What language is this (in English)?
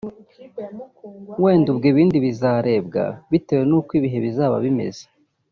Kinyarwanda